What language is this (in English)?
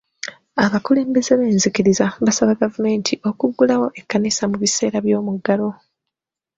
Ganda